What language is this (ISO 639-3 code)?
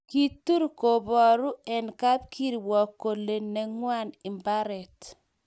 kln